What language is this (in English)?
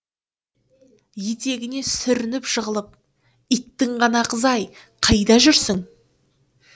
Kazakh